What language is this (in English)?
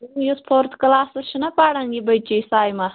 Kashmiri